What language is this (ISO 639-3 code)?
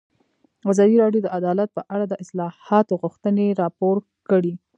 pus